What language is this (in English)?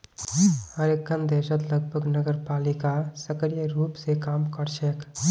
Magahi